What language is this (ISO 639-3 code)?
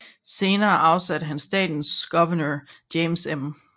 dan